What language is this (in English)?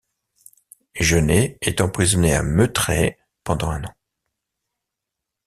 French